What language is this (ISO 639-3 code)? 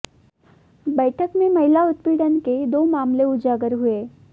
hin